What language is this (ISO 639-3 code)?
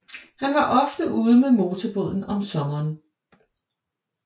dan